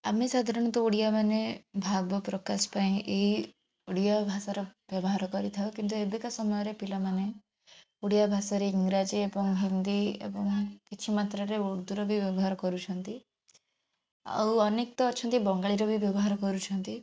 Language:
Odia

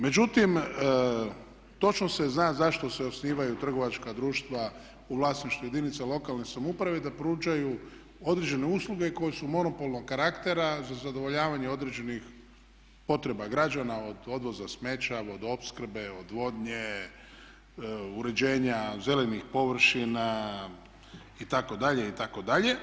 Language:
Croatian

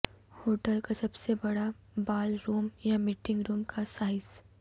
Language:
Urdu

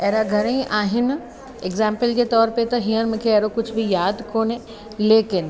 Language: Sindhi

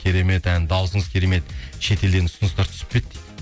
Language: Kazakh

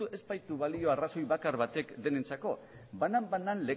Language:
Basque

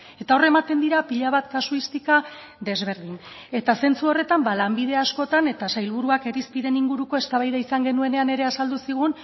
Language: Basque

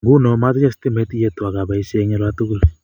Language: Kalenjin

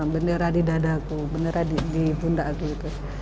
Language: Indonesian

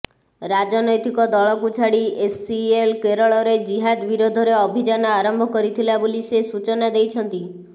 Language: Odia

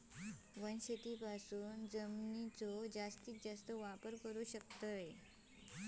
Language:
Marathi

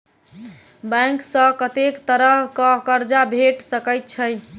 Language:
Maithili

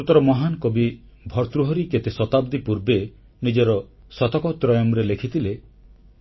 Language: Odia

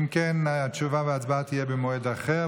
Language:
Hebrew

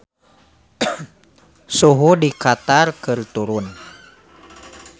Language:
Sundanese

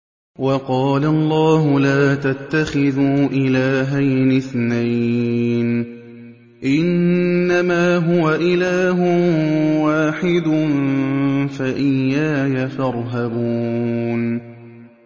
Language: Arabic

